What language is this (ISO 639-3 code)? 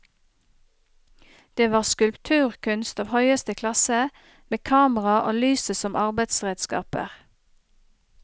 nor